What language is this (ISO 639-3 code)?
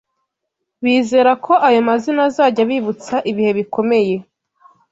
kin